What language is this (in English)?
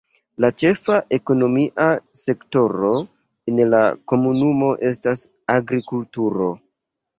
Esperanto